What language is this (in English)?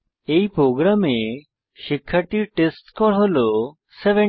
Bangla